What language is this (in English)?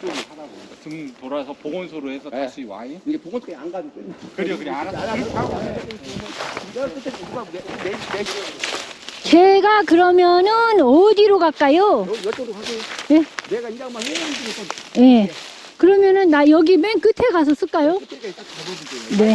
Korean